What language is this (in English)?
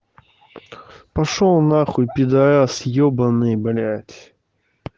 Russian